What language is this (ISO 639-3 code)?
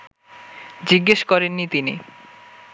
ben